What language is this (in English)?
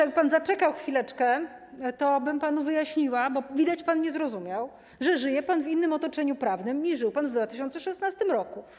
Polish